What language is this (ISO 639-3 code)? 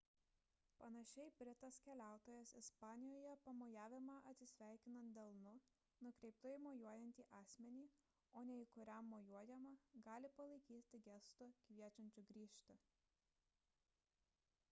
lit